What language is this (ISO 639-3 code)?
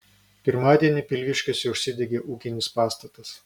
lit